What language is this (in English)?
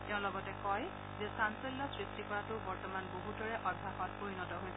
Assamese